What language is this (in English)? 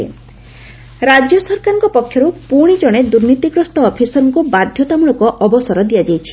Odia